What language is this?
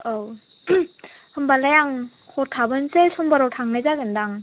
Bodo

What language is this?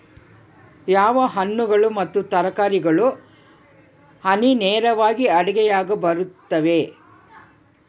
Kannada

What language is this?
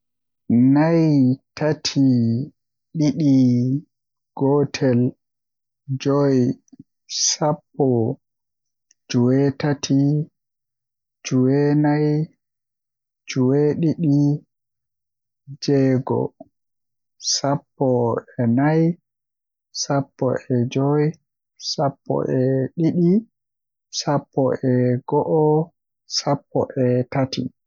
Western Niger Fulfulde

